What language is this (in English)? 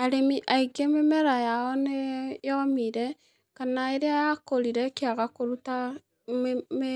Kikuyu